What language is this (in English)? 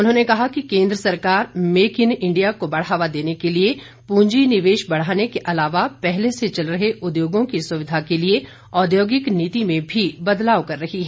Hindi